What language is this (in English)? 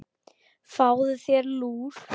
Icelandic